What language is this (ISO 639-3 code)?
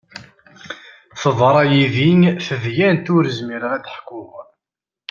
kab